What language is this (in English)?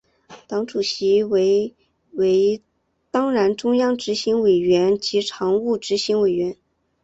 Chinese